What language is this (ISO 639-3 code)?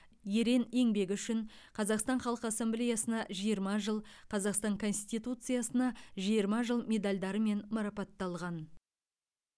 kaz